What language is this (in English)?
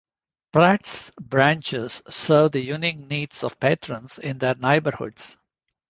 English